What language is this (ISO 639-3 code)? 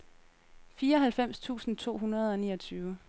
dan